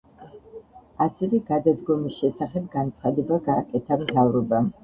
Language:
Georgian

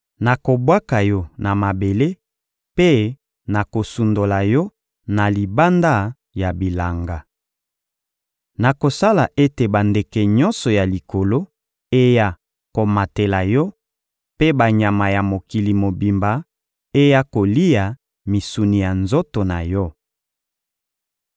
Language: Lingala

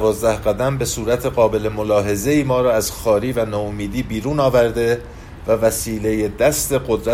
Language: Persian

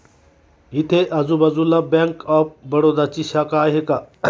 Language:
Marathi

